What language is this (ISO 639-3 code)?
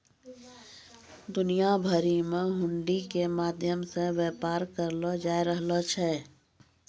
mai